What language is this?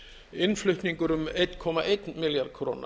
Icelandic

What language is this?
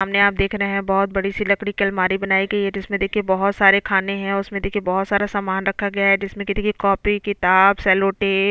Hindi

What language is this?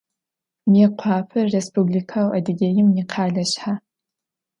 Adyghe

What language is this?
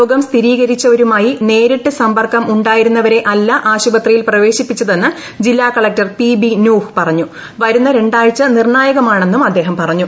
Malayalam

